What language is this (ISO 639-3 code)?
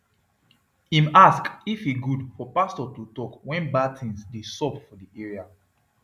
pcm